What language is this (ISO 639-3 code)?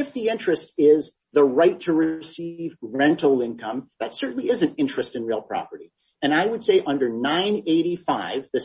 eng